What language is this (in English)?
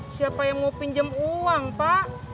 Indonesian